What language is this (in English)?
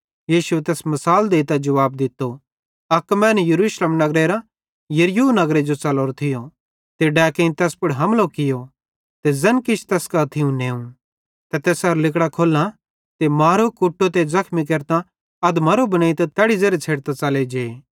Bhadrawahi